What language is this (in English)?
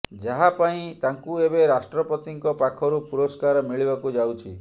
Odia